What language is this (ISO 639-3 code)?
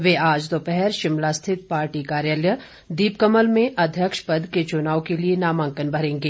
hin